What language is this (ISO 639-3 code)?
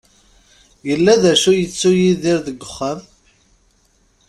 kab